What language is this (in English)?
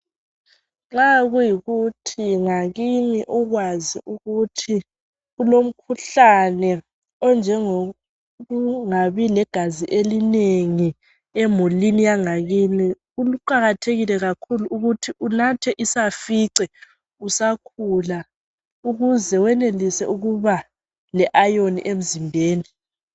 North Ndebele